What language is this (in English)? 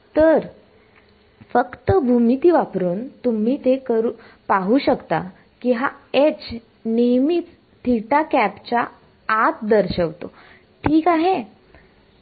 Marathi